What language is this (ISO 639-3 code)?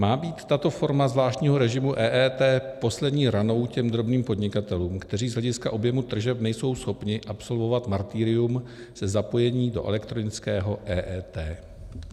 ces